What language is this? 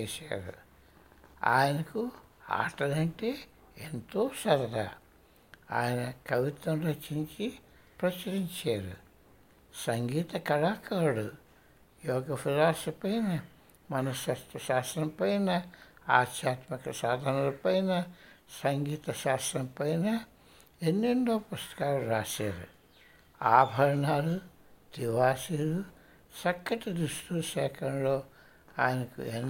Telugu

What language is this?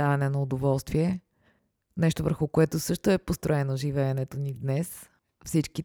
Bulgarian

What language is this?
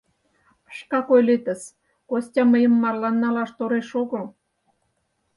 Mari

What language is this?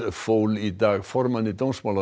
Icelandic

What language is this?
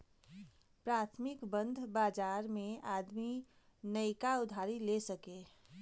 Bhojpuri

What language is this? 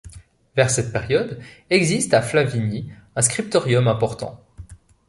French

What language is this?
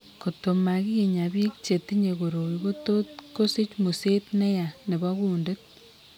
Kalenjin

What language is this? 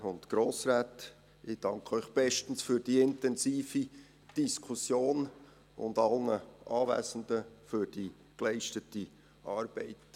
Swiss German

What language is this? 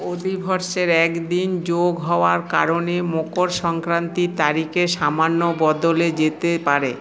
Bangla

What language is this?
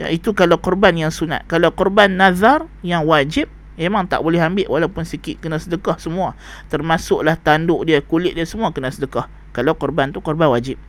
Malay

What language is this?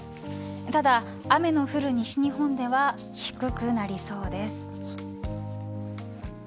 Japanese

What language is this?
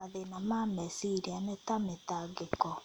Kikuyu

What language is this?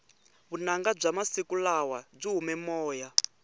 Tsonga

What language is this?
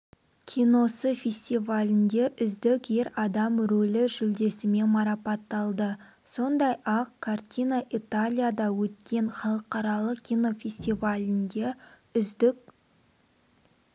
Kazakh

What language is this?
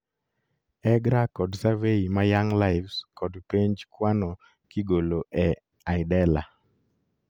Luo (Kenya and Tanzania)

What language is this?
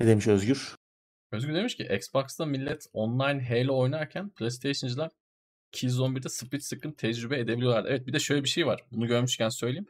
Turkish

